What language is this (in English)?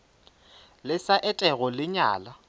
Northern Sotho